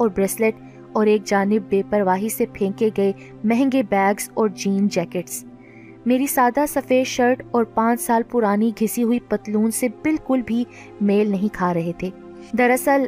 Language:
Urdu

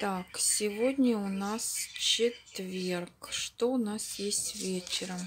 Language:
Russian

